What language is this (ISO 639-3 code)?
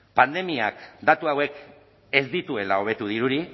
eus